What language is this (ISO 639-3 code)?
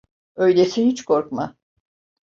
tur